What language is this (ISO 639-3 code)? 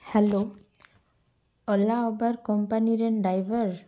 sat